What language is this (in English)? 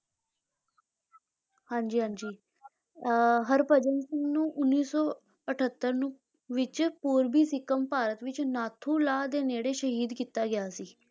Punjabi